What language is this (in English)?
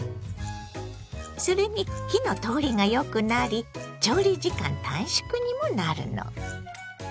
Japanese